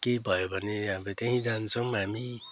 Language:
Nepali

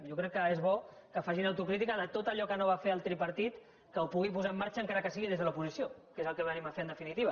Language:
Catalan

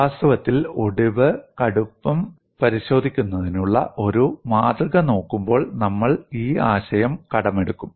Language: Malayalam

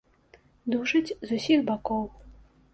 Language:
Belarusian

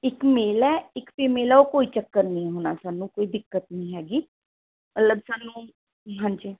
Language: Punjabi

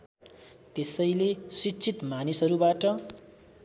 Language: Nepali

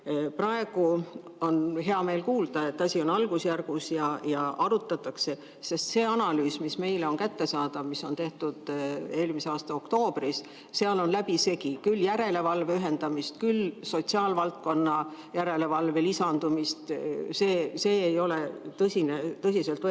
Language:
Estonian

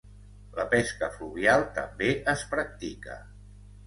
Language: Catalan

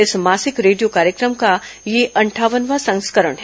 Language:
Hindi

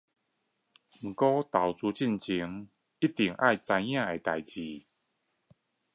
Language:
Chinese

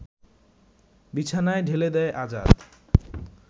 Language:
Bangla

